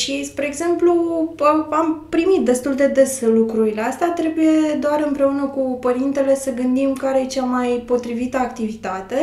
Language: Romanian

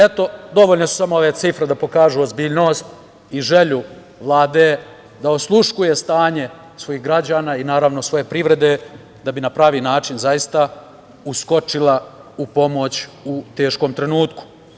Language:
Serbian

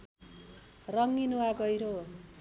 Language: Nepali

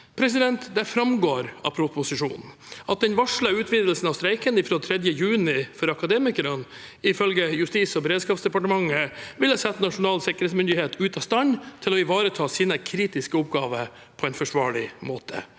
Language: Norwegian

